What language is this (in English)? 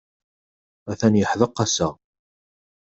Kabyle